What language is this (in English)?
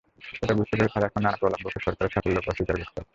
Bangla